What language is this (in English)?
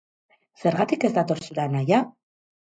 Basque